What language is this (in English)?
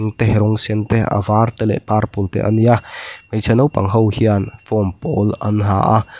Mizo